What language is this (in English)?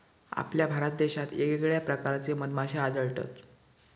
Marathi